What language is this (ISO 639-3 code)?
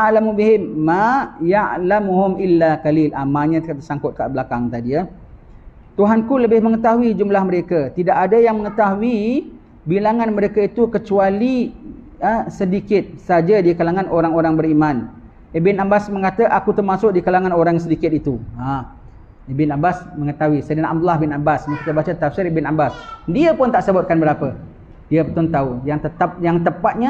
msa